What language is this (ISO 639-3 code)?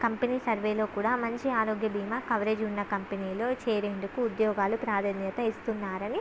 tel